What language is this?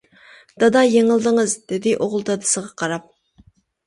Uyghur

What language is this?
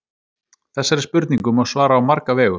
Icelandic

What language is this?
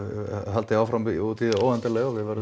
Icelandic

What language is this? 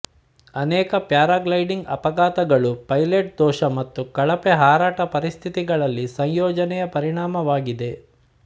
Kannada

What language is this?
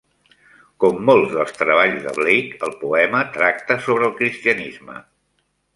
Catalan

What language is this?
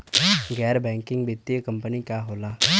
Bhojpuri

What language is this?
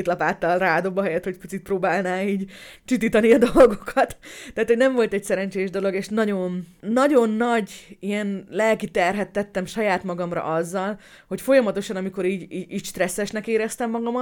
Hungarian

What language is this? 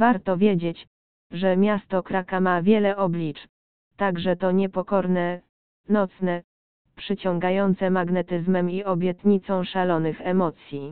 Polish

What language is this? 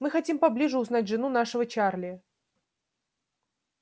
Russian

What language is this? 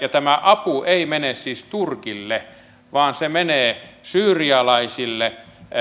Finnish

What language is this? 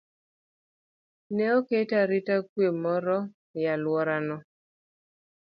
Luo (Kenya and Tanzania)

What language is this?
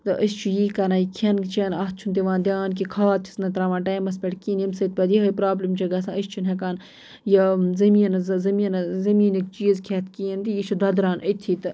Kashmiri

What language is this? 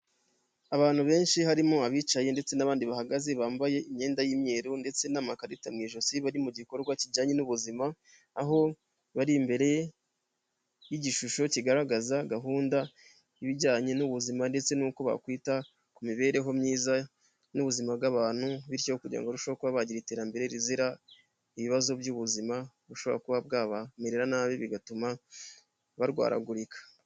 Kinyarwanda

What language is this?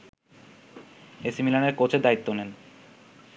Bangla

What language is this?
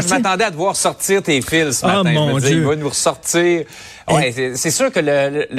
French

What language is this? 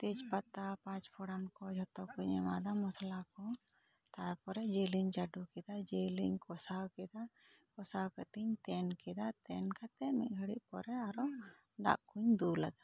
Santali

